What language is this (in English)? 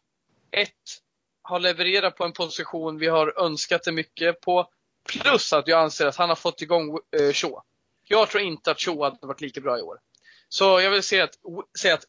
Swedish